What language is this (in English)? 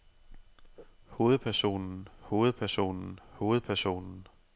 Danish